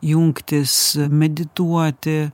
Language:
Lithuanian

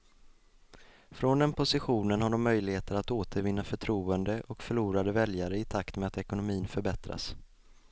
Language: Swedish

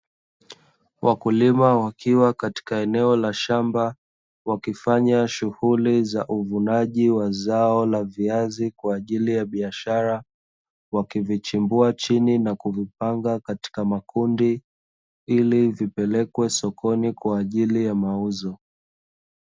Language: Swahili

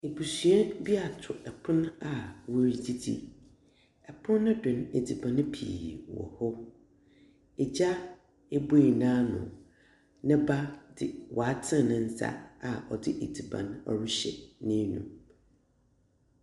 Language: Akan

